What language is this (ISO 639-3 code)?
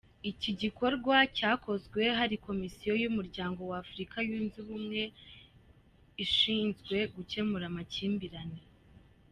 kin